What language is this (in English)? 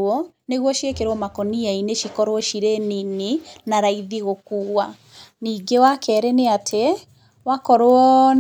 Kikuyu